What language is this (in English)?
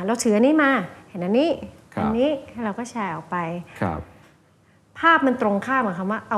Thai